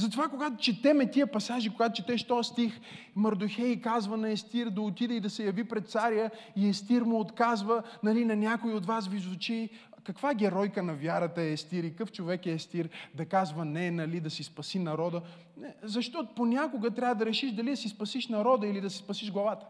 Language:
Bulgarian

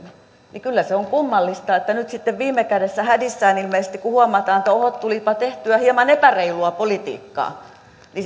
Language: Finnish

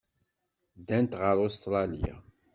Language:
Kabyle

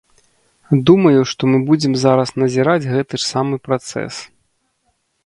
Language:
Belarusian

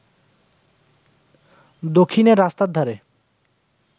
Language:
Bangla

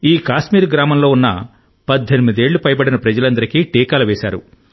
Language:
Telugu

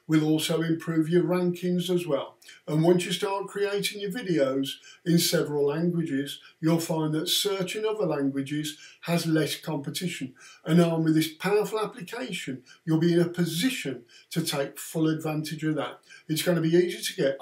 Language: English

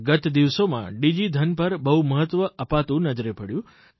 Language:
Gujarati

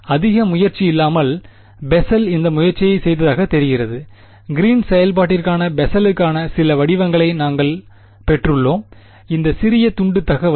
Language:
Tamil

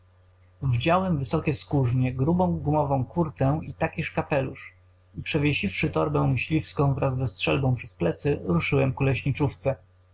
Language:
Polish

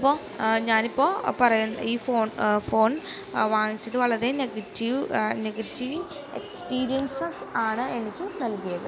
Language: Malayalam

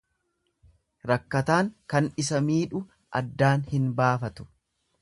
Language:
Oromo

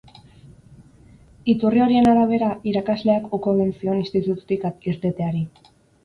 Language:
Basque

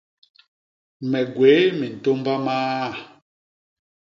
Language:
Basaa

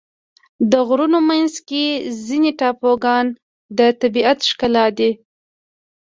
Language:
Pashto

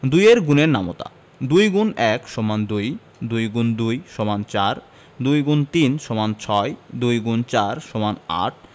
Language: Bangla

